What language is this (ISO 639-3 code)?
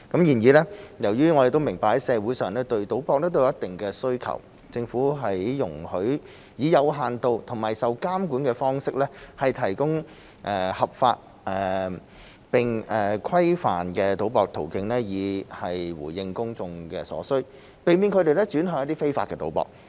yue